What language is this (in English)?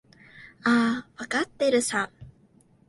Japanese